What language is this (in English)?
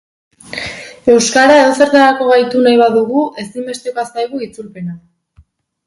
Basque